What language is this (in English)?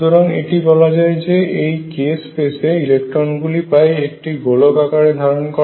Bangla